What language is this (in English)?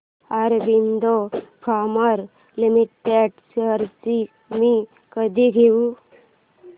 Marathi